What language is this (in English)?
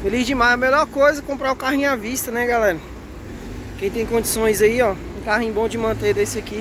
Portuguese